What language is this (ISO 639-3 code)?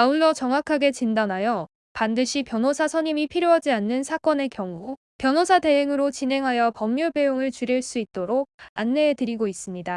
kor